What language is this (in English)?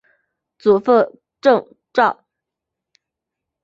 Chinese